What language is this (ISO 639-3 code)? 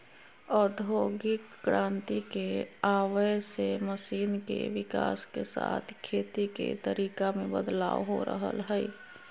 mag